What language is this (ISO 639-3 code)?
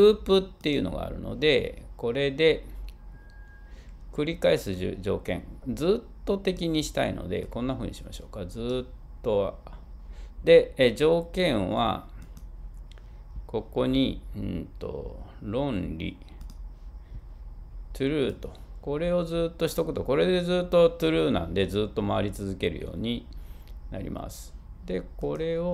jpn